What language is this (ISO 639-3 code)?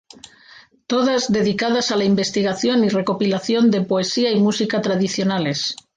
spa